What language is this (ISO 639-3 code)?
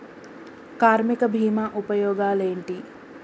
tel